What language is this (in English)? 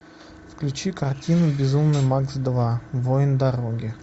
Russian